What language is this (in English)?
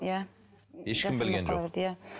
Kazakh